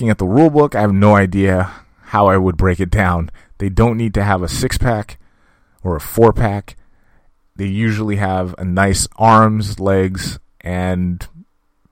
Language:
English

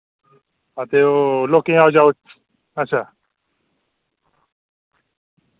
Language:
Dogri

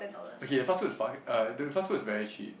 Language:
English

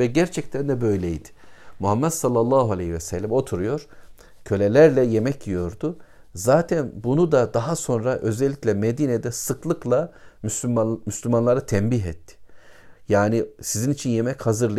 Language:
Turkish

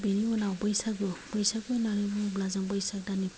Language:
Bodo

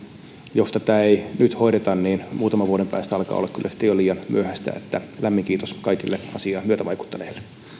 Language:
Finnish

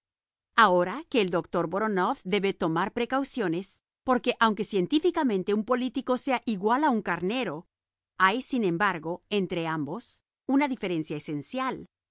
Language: Spanish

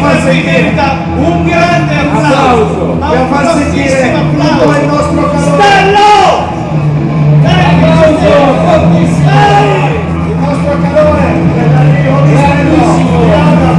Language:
Italian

